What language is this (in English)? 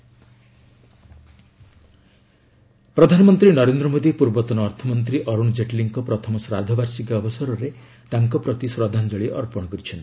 Odia